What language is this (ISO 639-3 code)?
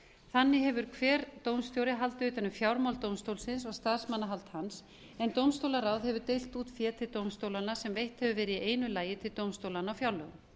isl